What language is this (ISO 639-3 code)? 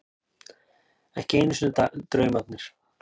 isl